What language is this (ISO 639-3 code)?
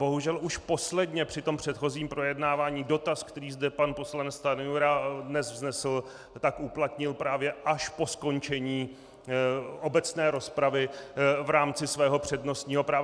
ces